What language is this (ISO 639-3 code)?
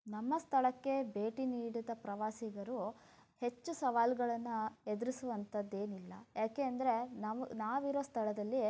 kan